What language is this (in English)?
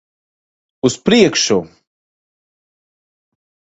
Latvian